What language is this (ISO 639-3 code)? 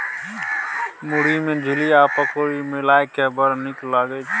mai